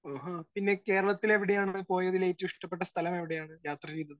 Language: Malayalam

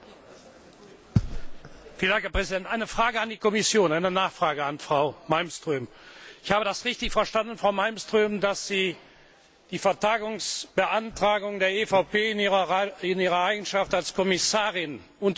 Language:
German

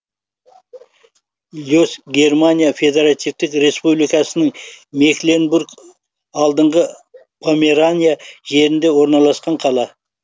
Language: Kazakh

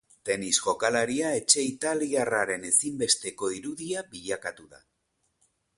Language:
Basque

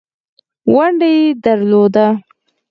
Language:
Pashto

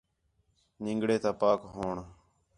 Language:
Khetrani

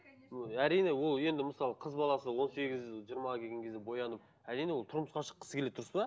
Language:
Kazakh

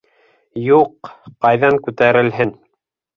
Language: Bashkir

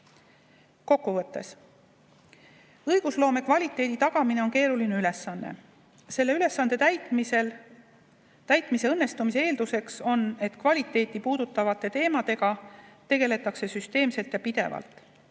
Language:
Estonian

